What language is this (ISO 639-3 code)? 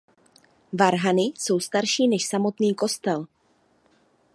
ces